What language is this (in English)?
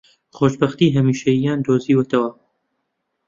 Central Kurdish